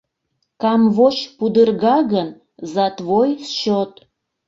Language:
Mari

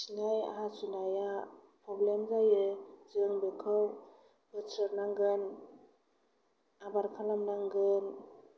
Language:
Bodo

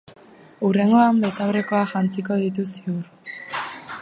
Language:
Basque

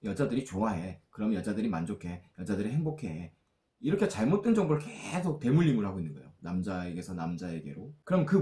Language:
Korean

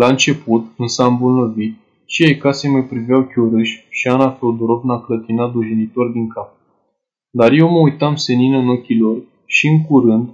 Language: Romanian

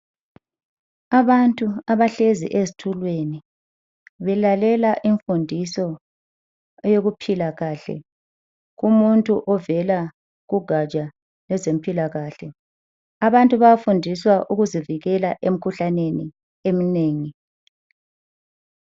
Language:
North Ndebele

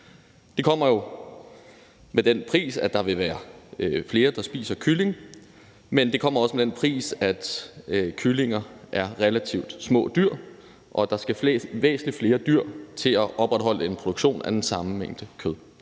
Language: Danish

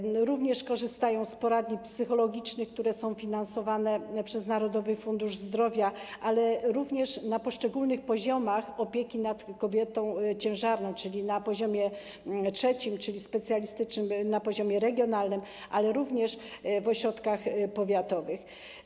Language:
Polish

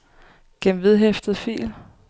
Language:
Danish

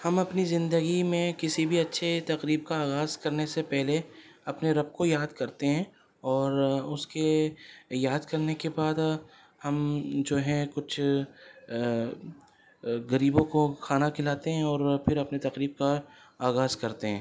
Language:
Urdu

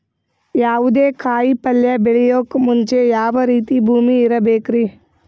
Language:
Kannada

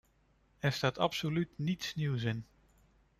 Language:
Dutch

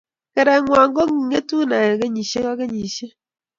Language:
Kalenjin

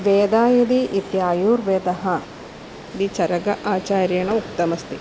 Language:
Sanskrit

